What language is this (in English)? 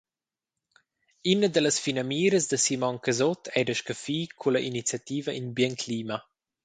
Romansh